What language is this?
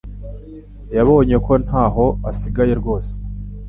Kinyarwanda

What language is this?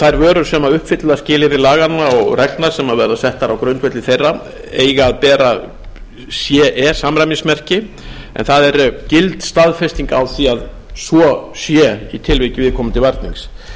Icelandic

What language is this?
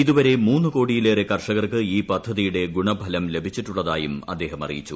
Malayalam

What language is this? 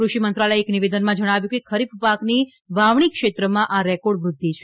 Gujarati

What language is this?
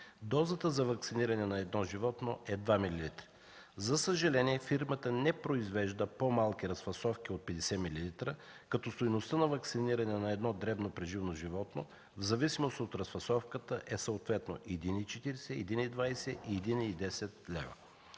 Bulgarian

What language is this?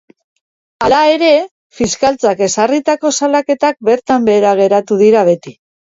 Basque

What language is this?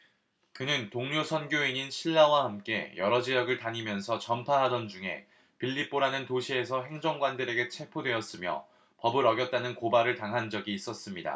Korean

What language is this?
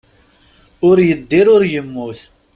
Kabyle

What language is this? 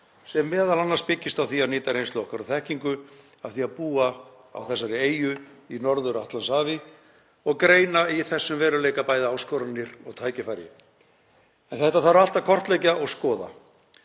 Icelandic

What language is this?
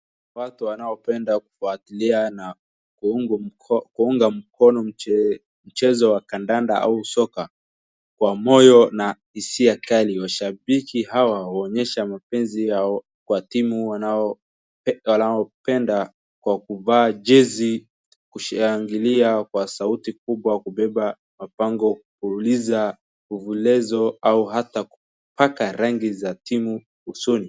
Swahili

